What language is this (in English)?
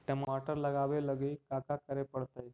Magahi